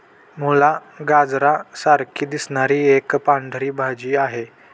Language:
Marathi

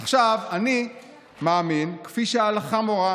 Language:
Hebrew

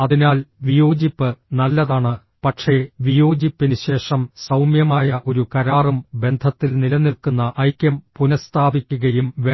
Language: Malayalam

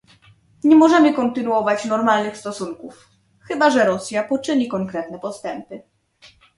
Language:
Polish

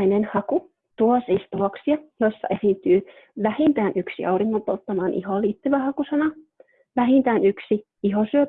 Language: Finnish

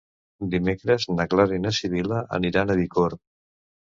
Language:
Catalan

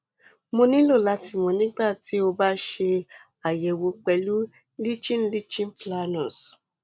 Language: Yoruba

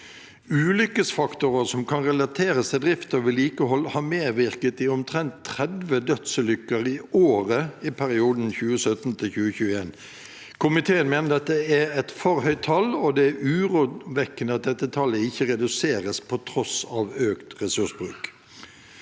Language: Norwegian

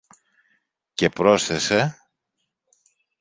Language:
Greek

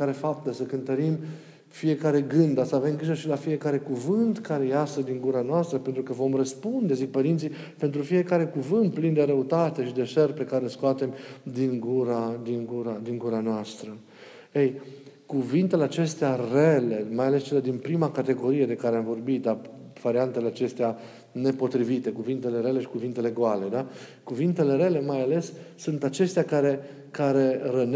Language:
Romanian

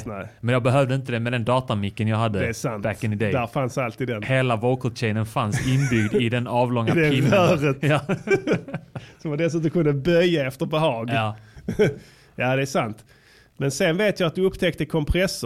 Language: Swedish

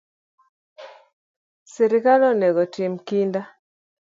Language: Luo (Kenya and Tanzania)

